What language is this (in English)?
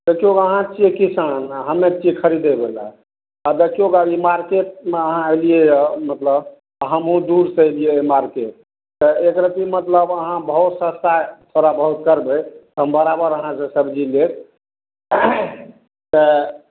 Maithili